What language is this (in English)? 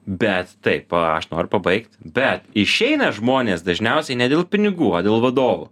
Lithuanian